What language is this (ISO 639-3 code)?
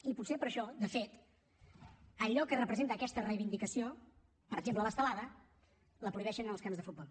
cat